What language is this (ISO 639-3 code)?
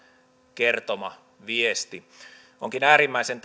fin